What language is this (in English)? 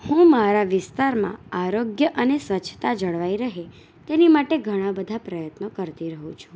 Gujarati